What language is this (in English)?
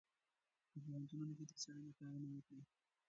Pashto